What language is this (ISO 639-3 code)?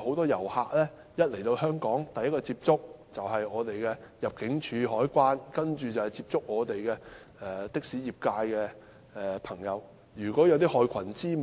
yue